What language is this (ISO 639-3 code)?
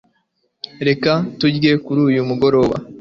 kin